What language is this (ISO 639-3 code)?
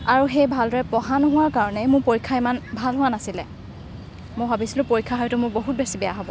asm